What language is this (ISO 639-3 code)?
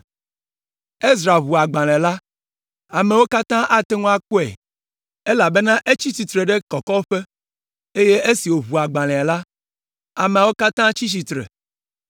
ewe